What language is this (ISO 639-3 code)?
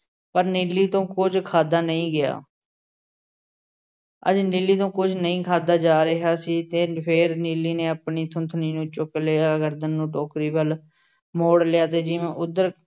pan